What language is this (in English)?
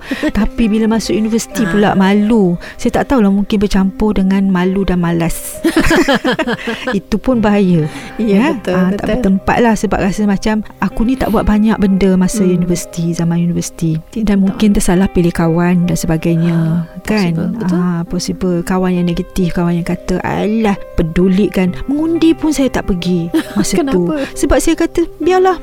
Malay